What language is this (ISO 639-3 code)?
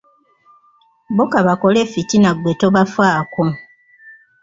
lug